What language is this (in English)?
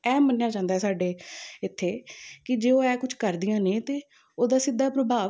Punjabi